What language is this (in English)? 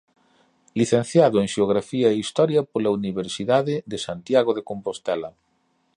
Galician